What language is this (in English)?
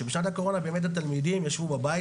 Hebrew